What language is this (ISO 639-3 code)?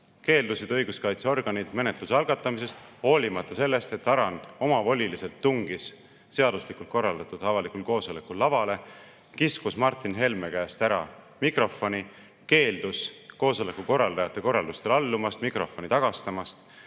est